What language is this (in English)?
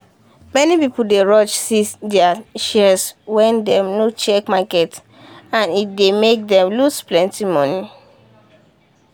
Nigerian Pidgin